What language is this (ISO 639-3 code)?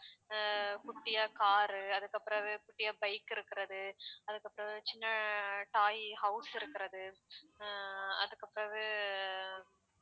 tam